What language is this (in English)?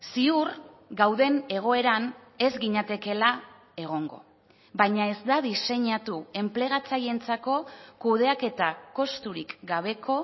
Basque